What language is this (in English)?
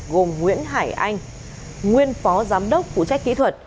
Vietnamese